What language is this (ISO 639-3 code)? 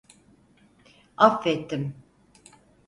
tur